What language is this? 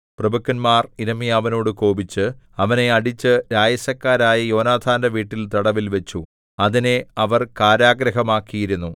Malayalam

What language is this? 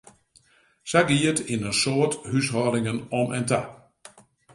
Western Frisian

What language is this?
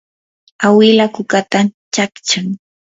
Yanahuanca Pasco Quechua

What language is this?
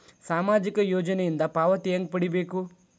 Kannada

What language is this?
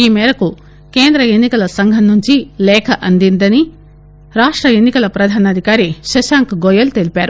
Telugu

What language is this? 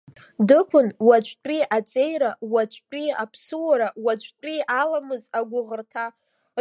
Abkhazian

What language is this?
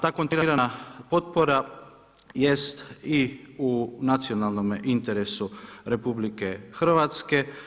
Croatian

